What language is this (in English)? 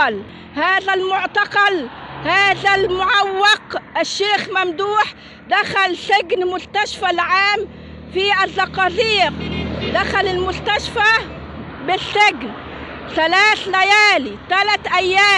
Arabic